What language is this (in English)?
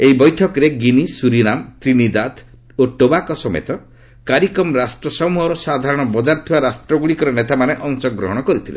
Odia